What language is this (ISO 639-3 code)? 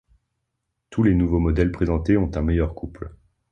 fra